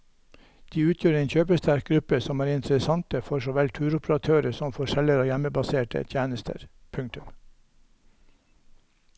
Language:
Norwegian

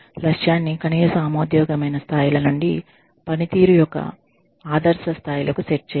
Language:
Telugu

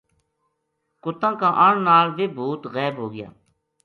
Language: Gujari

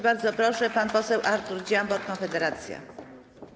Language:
Polish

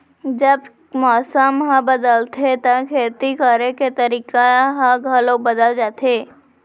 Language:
Chhattisgarhi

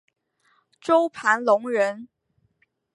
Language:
Chinese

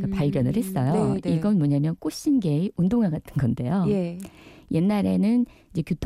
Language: Korean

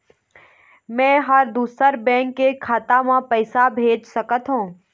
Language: Chhattisgarhi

